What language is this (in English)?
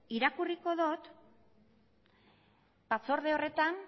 Basque